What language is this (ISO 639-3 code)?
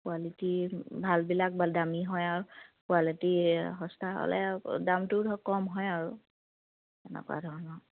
asm